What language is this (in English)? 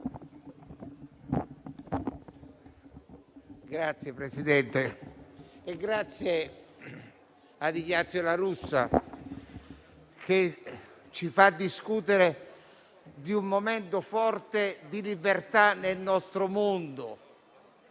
Italian